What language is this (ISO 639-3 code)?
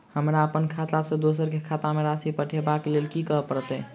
mai